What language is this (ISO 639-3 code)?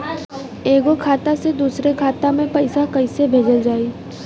bho